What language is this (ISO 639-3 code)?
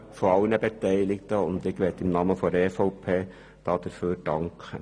gsw